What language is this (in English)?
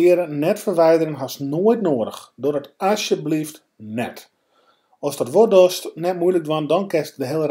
Dutch